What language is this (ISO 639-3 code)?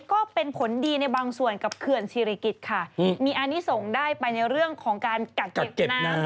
tha